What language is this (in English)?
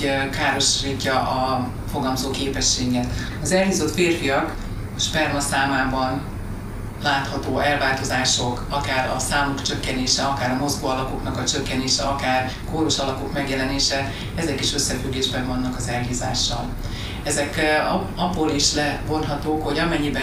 Hungarian